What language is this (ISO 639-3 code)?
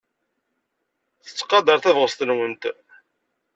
kab